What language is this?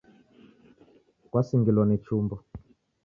Taita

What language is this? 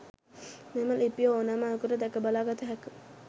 Sinhala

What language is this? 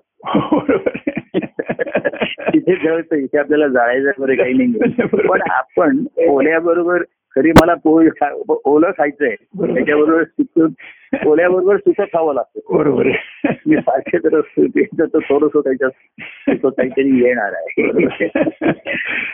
Marathi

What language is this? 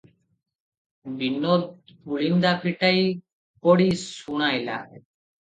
Odia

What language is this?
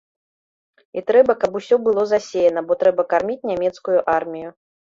Belarusian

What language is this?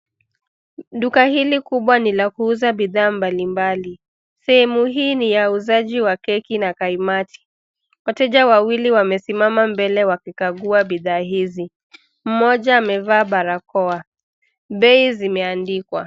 Swahili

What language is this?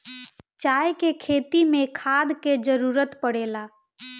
Bhojpuri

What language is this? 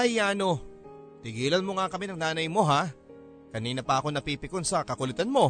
Filipino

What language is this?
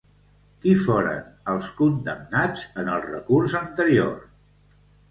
Catalan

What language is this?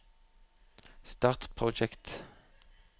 Norwegian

